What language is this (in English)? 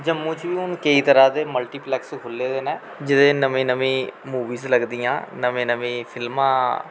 Dogri